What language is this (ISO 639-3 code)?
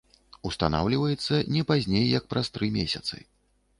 bel